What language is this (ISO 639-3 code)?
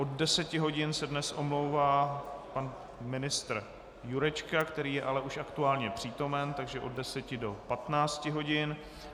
ces